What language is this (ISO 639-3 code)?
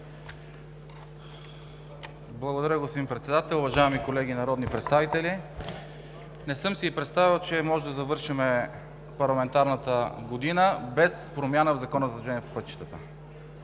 bul